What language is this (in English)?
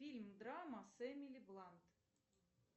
Russian